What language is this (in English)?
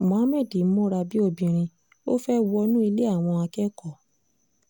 Yoruba